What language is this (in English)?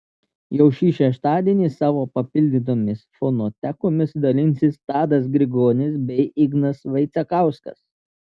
Lithuanian